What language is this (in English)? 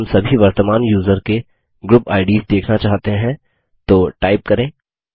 Hindi